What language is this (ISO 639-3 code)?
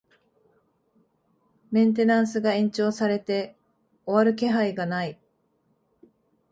jpn